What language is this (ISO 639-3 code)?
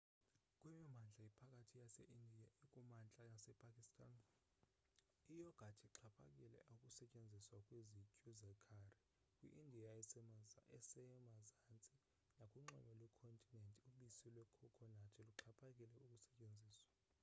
xho